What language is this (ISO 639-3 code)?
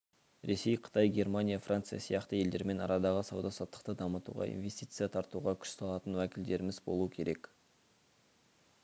kaz